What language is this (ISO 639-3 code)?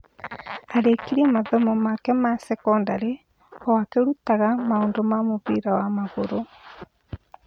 kik